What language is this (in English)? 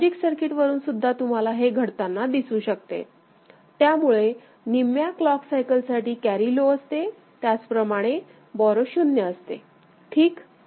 Marathi